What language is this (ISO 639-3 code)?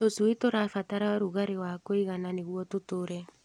kik